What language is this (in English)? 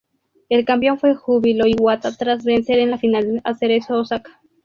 Spanish